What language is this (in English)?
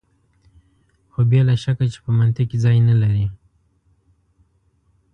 Pashto